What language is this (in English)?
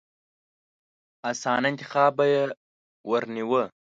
Pashto